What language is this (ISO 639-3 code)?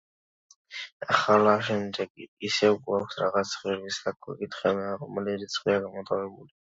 kat